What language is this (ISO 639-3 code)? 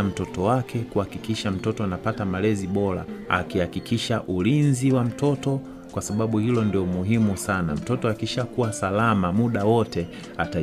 swa